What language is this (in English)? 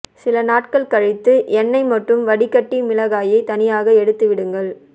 Tamil